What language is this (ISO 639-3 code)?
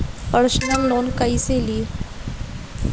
bho